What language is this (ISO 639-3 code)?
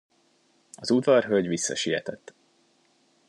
hun